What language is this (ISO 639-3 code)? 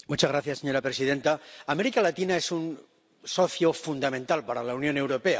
spa